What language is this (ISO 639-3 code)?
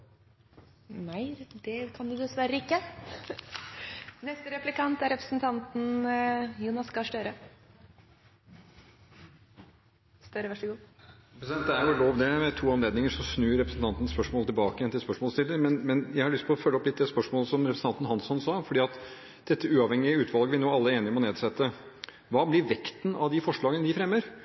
nor